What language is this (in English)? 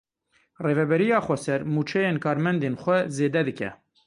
Kurdish